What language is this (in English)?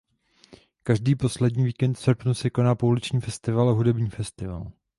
Czech